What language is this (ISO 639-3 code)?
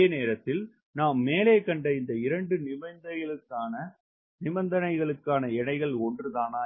tam